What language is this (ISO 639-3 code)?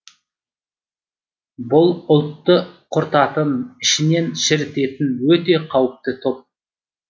kaz